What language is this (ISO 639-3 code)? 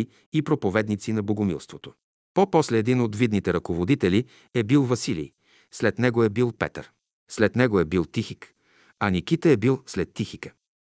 bul